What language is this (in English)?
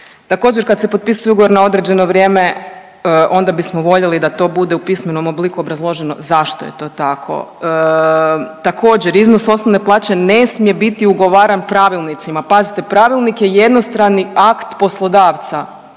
Croatian